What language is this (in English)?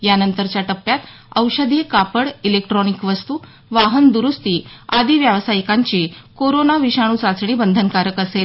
Marathi